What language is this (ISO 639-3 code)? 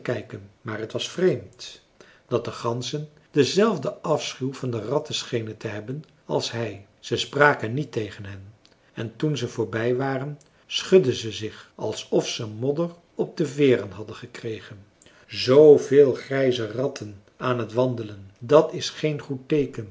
nld